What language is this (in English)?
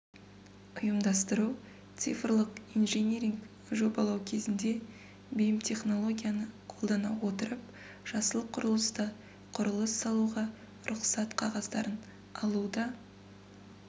Kazakh